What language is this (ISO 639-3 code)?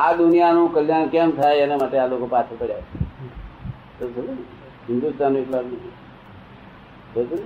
guj